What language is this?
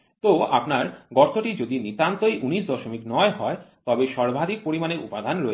Bangla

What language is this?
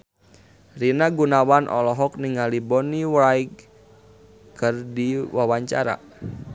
Sundanese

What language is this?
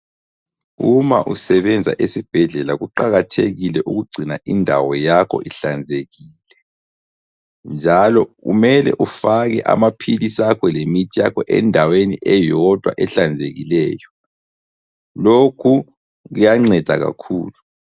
North Ndebele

